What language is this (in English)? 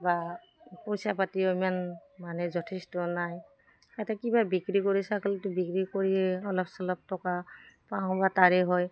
Assamese